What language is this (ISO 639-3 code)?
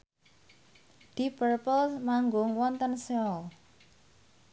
jav